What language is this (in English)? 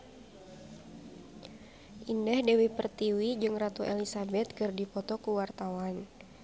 Sundanese